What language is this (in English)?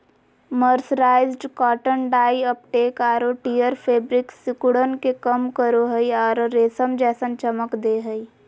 Magahi